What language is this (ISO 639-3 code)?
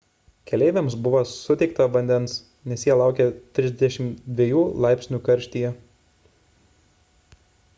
lit